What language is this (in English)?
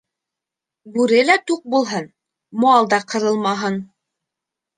Bashkir